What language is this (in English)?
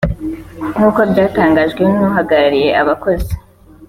Kinyarwanda